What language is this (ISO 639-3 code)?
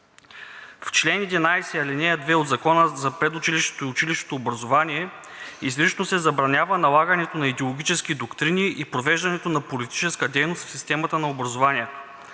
bul